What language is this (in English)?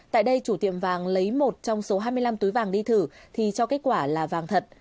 Vietnamese